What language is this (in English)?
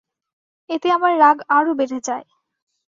Bangla